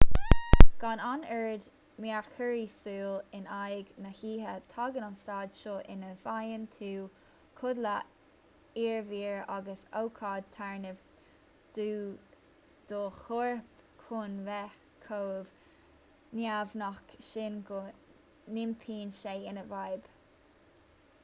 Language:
Irish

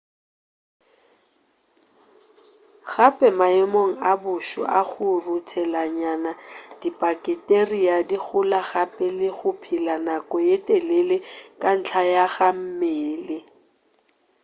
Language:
Northern Sotho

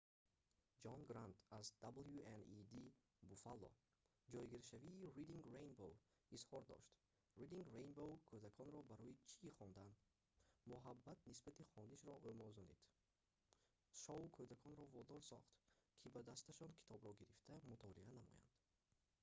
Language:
Tajik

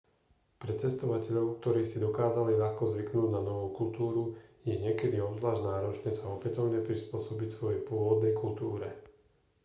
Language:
Slovak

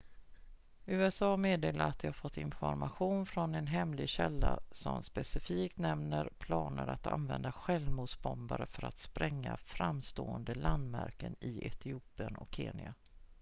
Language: Swedish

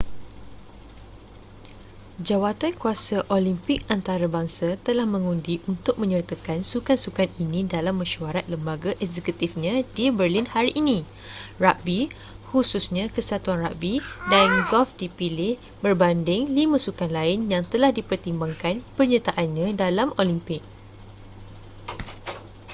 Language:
Malay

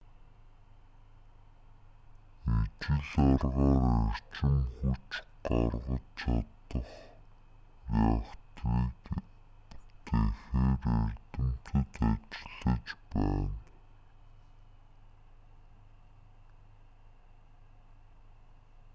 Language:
Mongolian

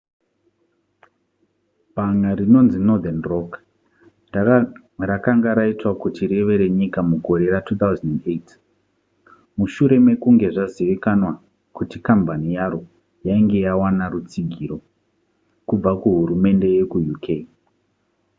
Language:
Shona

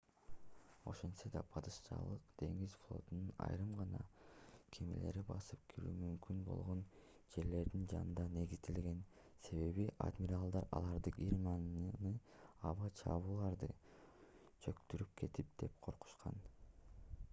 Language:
Kyrgyz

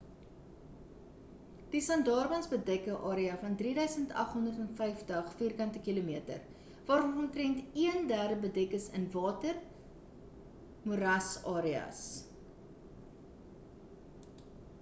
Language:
Afrikaans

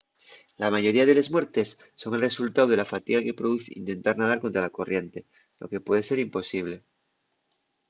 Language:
Asturian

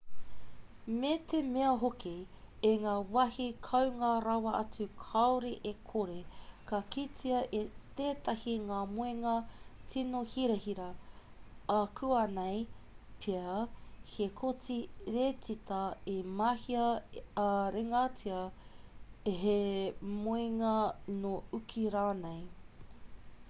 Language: Māori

